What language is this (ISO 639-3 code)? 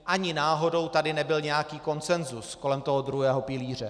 ces